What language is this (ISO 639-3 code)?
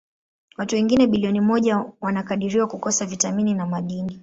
swa